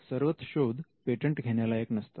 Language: Marathi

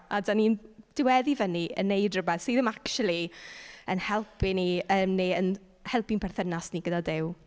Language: Welsh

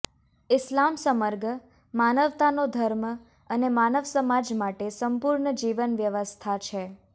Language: Gujarati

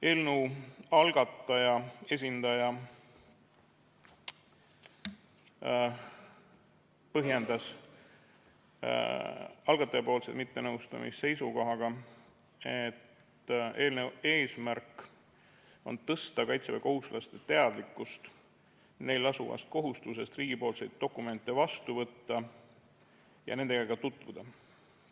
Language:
Estonian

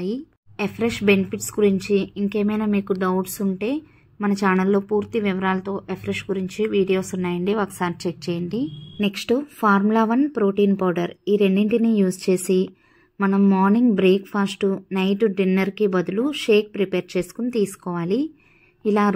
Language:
Telugu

